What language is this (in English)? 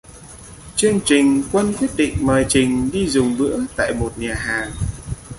Vietnamese